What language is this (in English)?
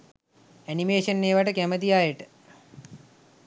Sinhala